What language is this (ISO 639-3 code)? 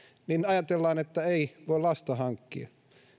fin